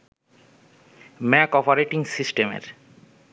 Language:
Bangla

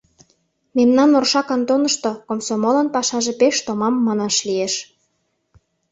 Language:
Mari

